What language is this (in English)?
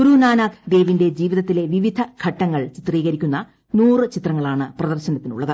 Malayalam